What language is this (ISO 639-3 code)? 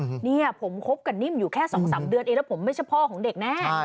tha